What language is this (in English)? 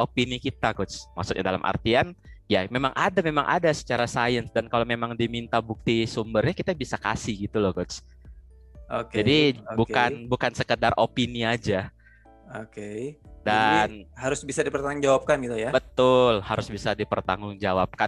Indonesian